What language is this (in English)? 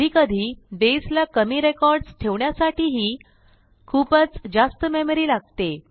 Marathi